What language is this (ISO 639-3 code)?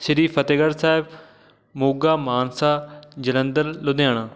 pan